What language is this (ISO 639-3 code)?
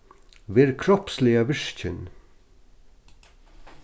fao